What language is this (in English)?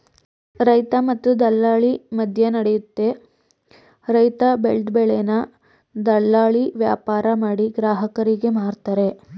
Kannada